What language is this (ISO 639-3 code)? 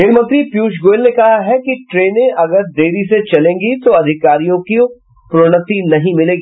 hin